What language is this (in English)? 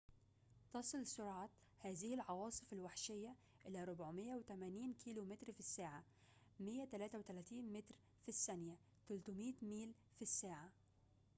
Arabic